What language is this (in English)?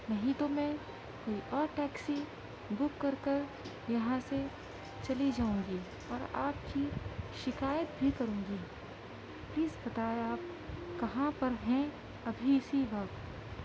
Urdu